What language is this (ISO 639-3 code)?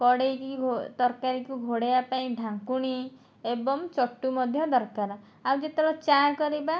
ori